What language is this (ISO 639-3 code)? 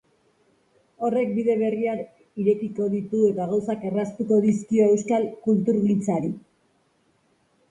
eus